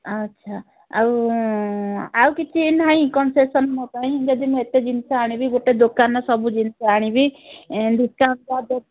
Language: Odia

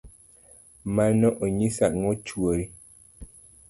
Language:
Luo (Kenya and Tanzania)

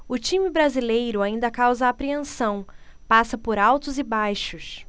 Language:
Portuguese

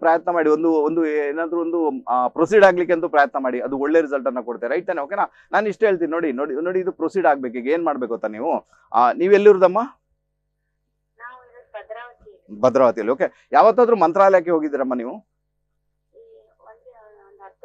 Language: Indonesian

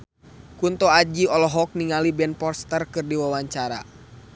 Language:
Sundanese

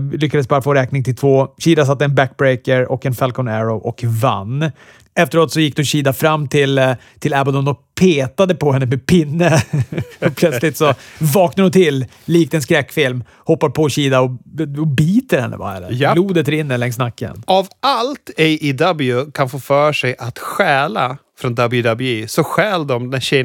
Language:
Swedish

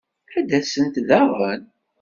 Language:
Kabyle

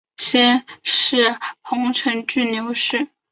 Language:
Chinese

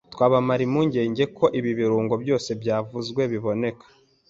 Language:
Kinyarwanda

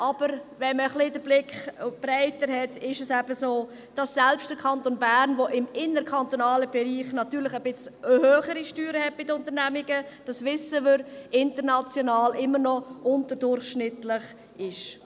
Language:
Swiss German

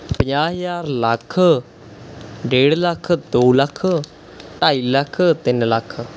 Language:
Punjabi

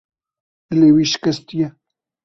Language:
Kurdish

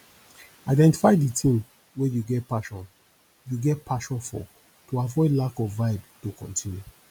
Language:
Nigerian Pidgin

